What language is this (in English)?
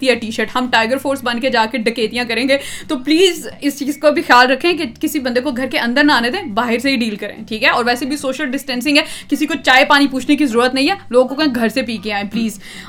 Urdu